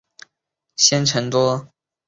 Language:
Chinese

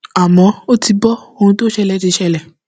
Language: Yoruba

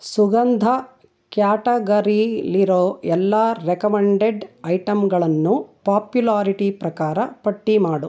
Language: Kannada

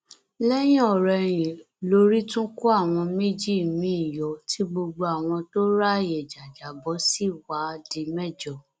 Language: Yoruba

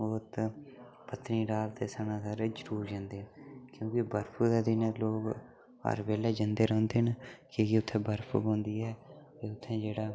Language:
Dogri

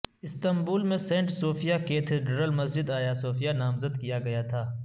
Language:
Urdu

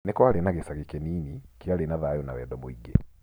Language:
Kikuyu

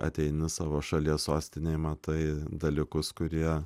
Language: Lithuanian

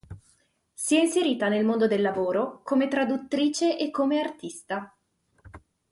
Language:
Italian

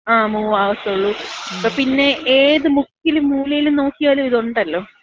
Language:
Malayalam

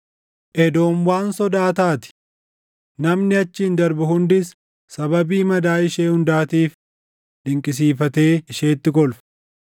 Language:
Oromo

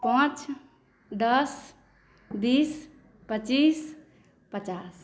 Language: Maithili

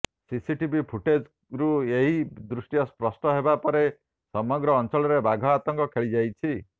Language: Odia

